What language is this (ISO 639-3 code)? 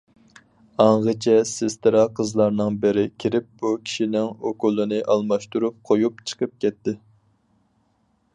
uig